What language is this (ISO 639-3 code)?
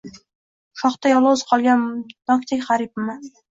uzb